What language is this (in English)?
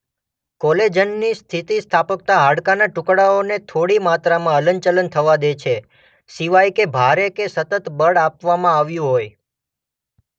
Gujarati